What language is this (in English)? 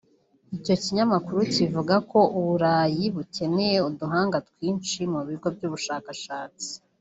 Kinyarwanda